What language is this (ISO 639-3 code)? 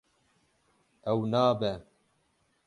kur